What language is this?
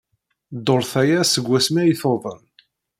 Kabyle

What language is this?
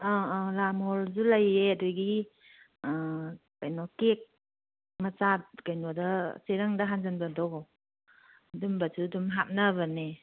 Manipuri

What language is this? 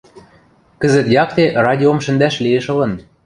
Western Mari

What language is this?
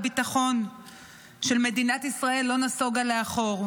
Hebrew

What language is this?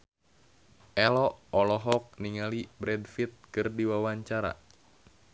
Sundanese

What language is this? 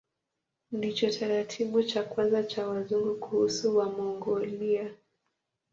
Swahili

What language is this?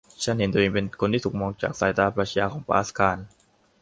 Thai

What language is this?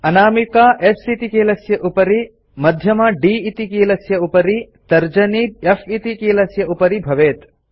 Sanskrit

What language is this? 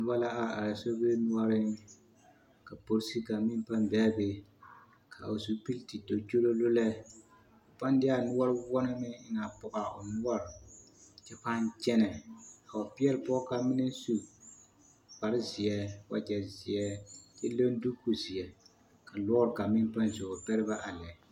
Southern Dagaare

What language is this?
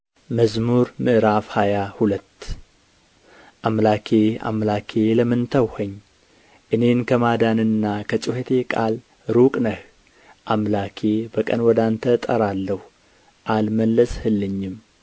Amharic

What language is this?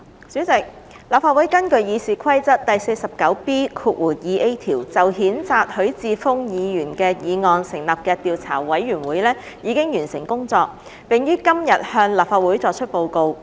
Cantonese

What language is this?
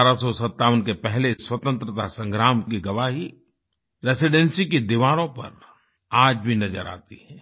Hindi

